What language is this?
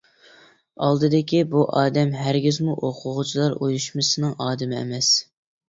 Uyghur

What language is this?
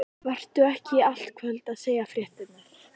Icelandic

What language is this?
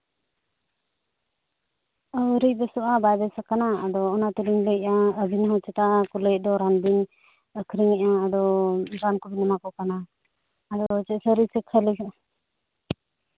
Santali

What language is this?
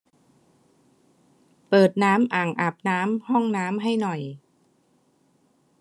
Thai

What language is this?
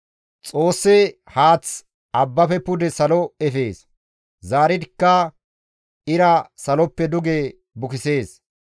Gamo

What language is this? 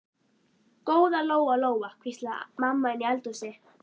Icelandic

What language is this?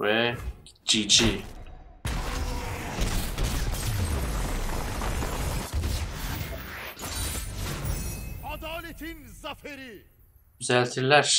Turkish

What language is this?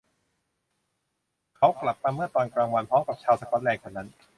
Thai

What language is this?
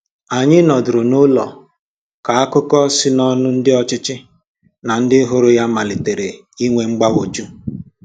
Igbo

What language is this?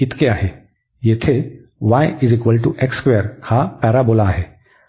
Marathi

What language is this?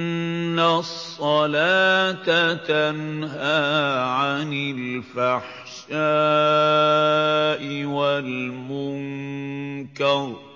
Arabic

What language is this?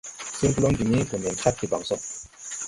Tupuri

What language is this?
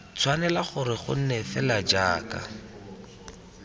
Tswana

